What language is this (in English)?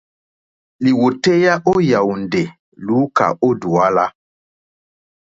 Mokpwe